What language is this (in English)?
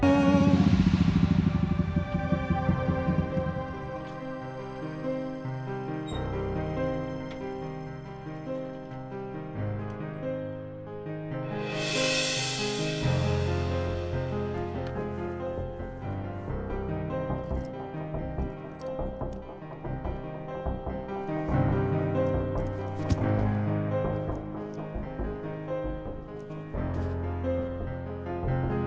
Indonesian